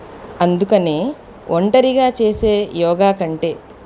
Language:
Telugu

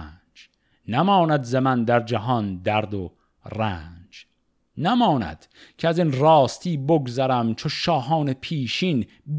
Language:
Persian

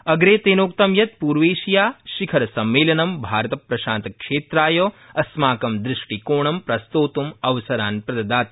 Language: Sanskrit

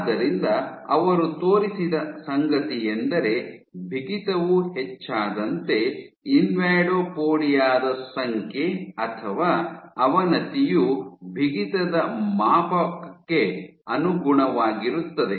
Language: Kannada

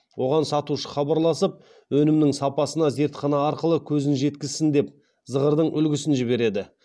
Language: Kazakh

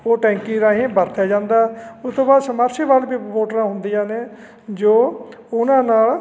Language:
Punjabi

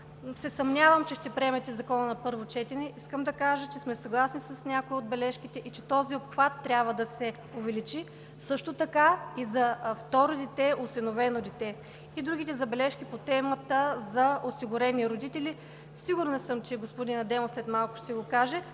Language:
Bulgarian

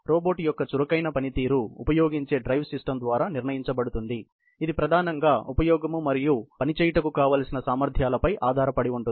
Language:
Telugu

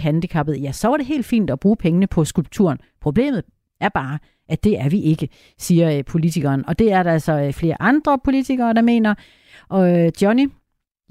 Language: Danish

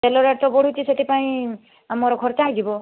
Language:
Odia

